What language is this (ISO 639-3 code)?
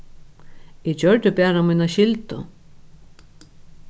fao